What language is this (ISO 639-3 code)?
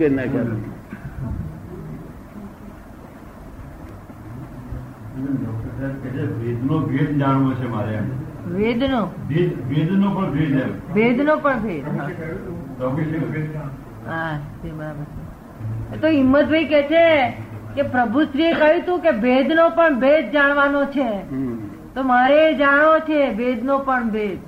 guj